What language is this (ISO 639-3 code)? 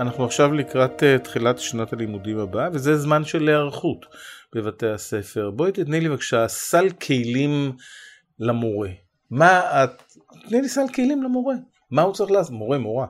heb